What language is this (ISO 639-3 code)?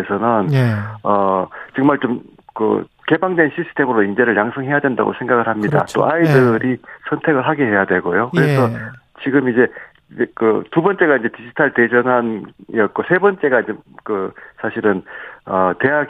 kor